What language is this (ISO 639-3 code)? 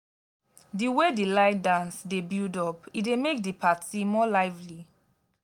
pcm